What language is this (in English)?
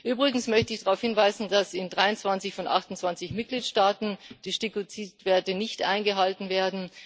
German